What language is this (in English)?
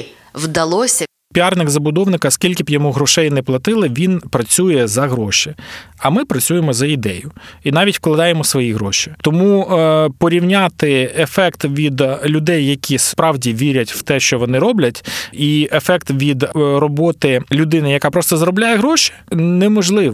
Ukrainian